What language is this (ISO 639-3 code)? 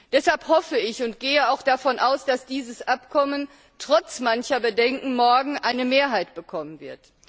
deu